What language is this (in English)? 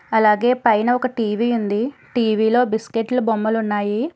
Telugu